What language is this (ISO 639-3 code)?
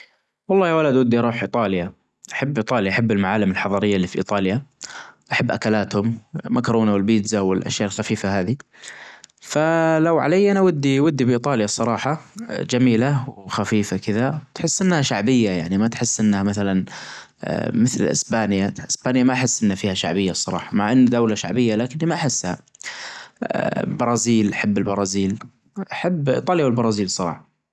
ars